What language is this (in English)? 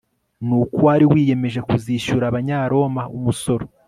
Kinyarwanda